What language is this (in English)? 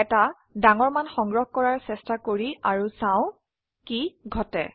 Assamese